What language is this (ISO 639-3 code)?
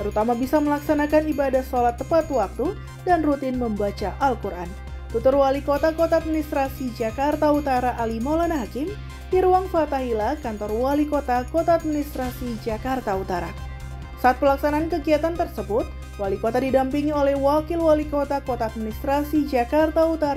ind